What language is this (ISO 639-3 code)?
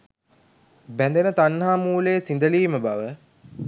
sin